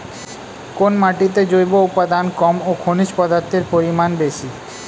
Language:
Bangla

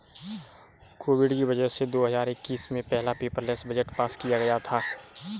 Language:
Hindi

